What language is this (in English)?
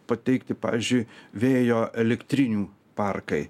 Lithuanian